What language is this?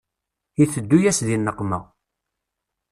Kabyle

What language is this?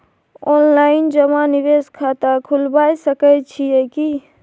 Maithili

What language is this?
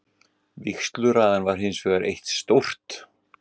Icelandic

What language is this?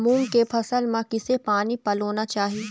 Chhattisgarhi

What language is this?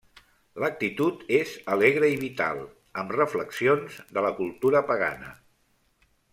Catalan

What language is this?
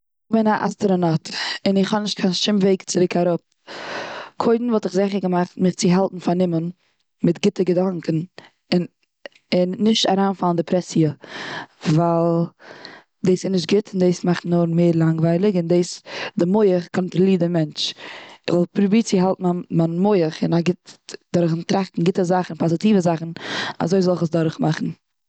Yiddish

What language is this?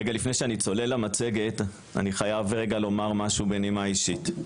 Hebrew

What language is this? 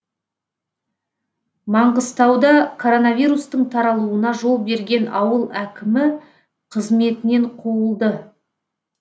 Kazakh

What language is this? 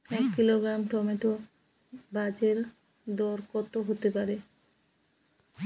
Bangla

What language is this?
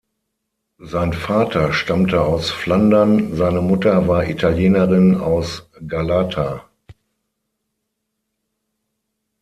German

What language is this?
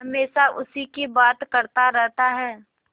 Hindi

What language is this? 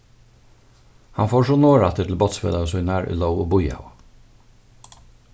Faroese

